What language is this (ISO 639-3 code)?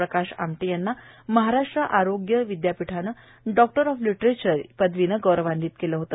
mar